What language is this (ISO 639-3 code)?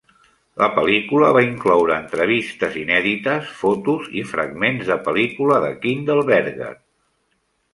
cat